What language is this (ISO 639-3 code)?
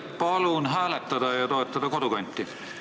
est